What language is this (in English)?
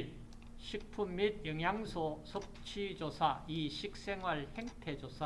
Korean